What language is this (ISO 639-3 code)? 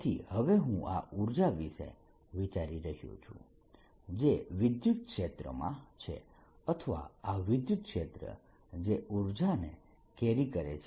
guj